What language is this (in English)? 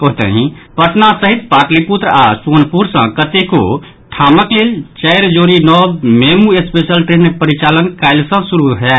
Maithili